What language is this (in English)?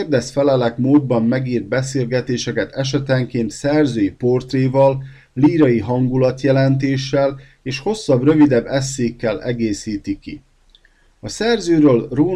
Hungarian